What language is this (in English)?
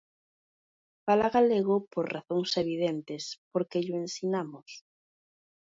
Galician